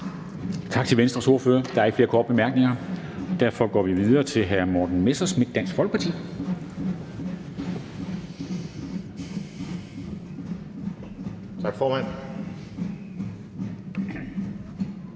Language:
Danish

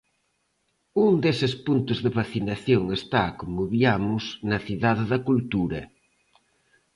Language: Galician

